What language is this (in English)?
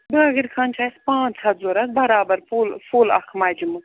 Kashmiri